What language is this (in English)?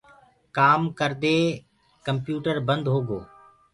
Gurgula